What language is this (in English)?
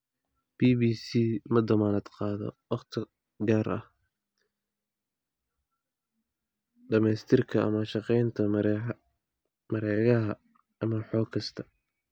Somali